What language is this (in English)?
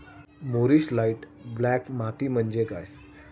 Marathi